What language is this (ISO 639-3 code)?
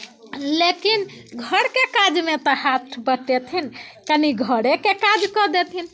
mai